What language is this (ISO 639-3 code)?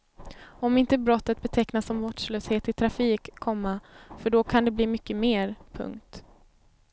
swe